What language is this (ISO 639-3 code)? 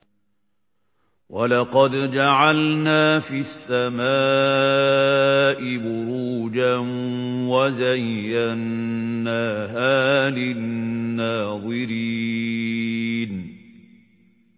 ara